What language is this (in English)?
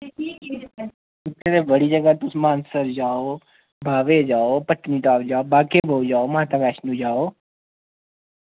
Dogri